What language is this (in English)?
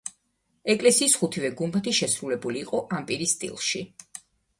Georgian